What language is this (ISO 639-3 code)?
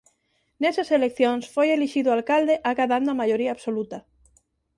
glg